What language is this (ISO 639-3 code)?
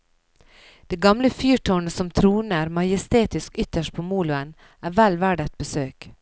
nor